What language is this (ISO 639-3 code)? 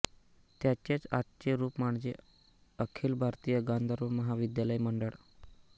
mar